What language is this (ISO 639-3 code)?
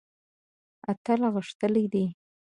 pus